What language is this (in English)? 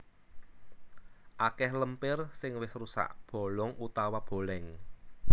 Javanese